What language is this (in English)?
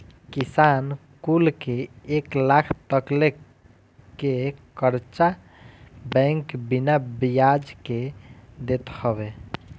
Bhojpuri